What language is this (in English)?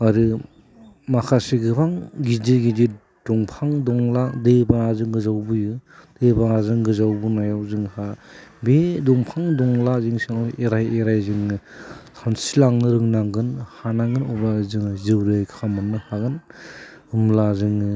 Bodo